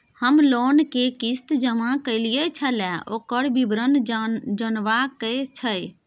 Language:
Maithili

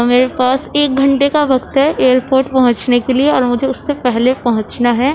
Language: Urdu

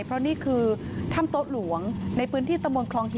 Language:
Thai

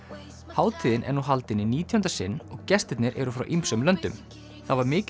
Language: Icelandic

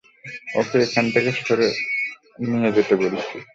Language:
Bangla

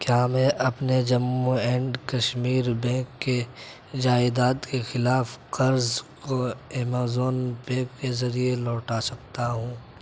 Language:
Urdu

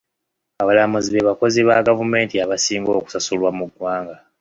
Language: Ganda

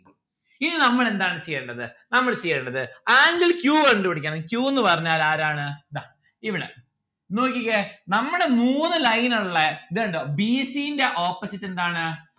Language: Malayalam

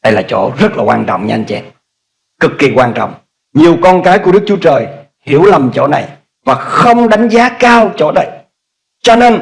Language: Vietnamese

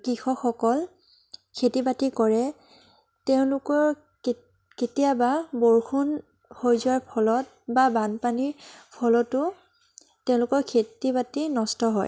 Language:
Assamese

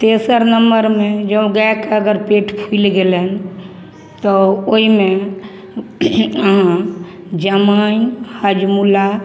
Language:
Maithili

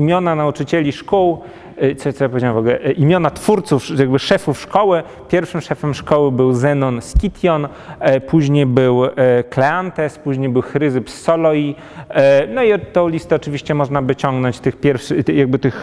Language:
Polish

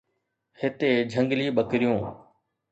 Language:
Sindhi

